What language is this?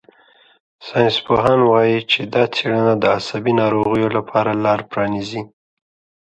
Pashto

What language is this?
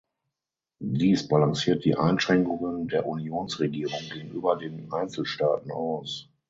German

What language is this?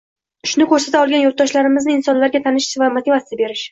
Uzbek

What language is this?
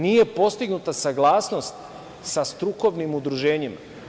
Serbian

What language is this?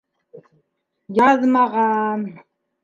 Bashkir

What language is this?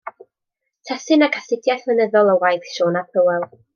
Welsh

